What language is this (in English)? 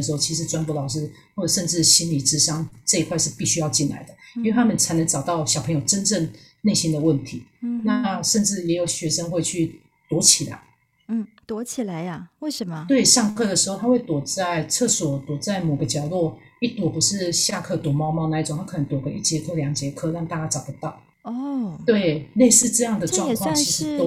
Chinese